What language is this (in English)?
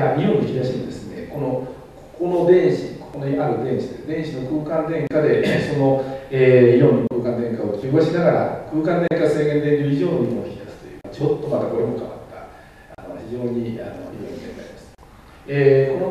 Japanese